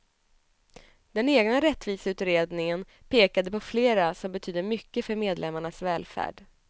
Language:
Swedish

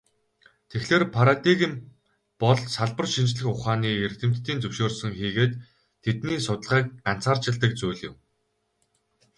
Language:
Mongolian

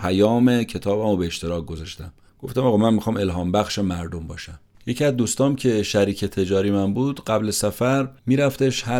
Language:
Persian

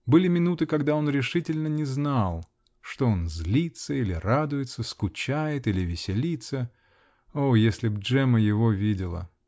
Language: Russian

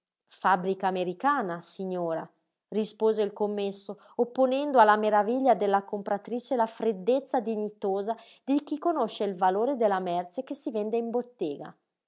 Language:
Italian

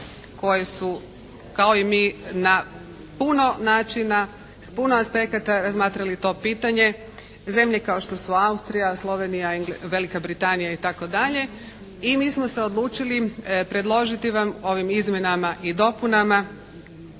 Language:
Croatian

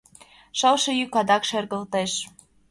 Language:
Mari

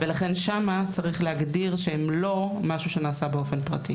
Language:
Hebrew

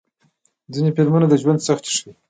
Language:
Pashto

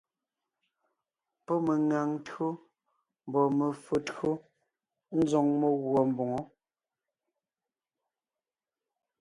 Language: Ngiemboon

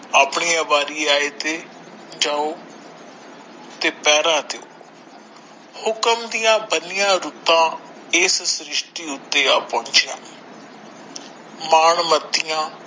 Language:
Punjabi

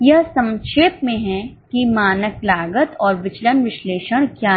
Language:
Hindi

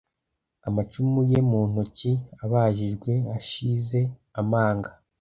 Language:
Kinyarwanda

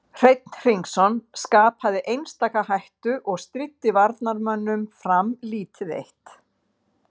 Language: Icelandic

